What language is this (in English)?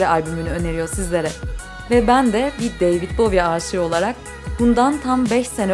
Turkish